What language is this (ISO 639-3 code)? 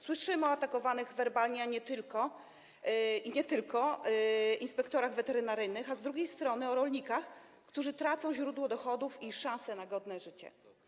pol